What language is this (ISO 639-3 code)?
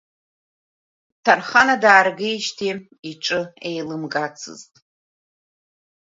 abk